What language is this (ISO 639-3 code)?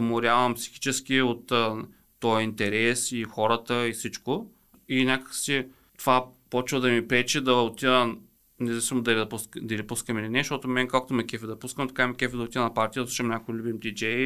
bul